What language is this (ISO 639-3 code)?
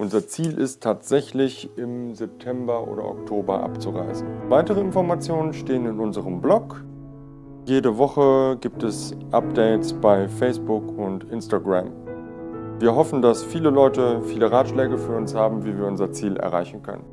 deu